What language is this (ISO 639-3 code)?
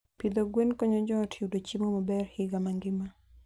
luo